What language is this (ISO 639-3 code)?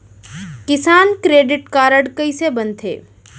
hne